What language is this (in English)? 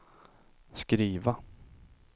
Swedish